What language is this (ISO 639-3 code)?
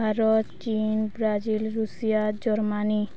ori